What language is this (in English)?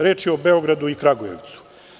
Serbian